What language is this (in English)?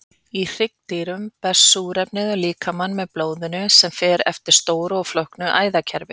Icelandic